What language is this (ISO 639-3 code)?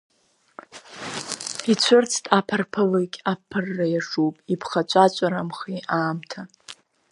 abk